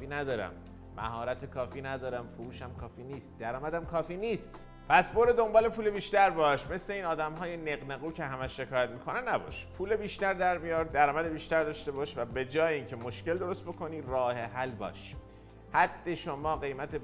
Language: Persian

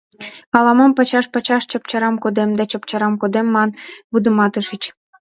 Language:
Mari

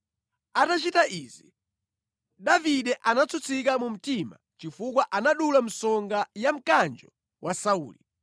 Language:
Nyanja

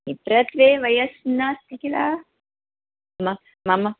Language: Sanskrit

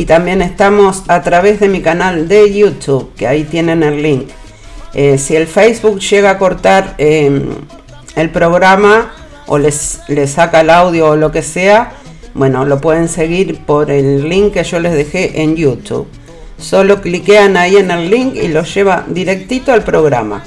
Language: Spanish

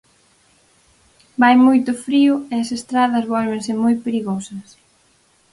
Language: Galician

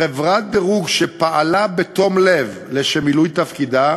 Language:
Hebrew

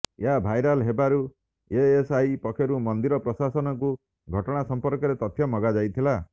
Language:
Odia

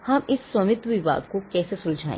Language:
Hindi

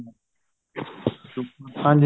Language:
Punjabi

